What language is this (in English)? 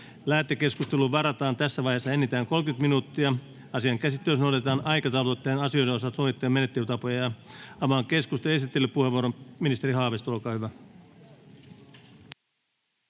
Finnish